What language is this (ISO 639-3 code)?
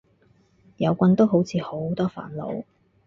yue